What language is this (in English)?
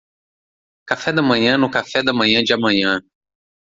Portuguese